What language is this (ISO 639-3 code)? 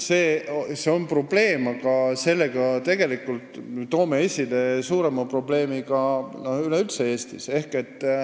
est